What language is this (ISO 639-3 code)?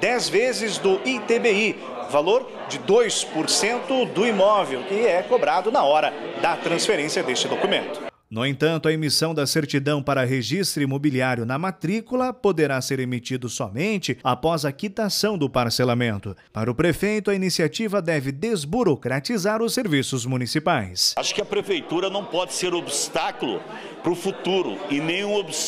por